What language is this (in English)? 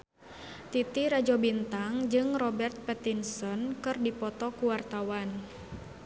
Sundanese